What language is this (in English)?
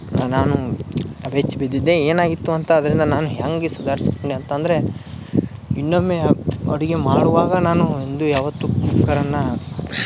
Kannada